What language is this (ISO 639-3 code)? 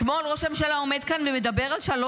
heb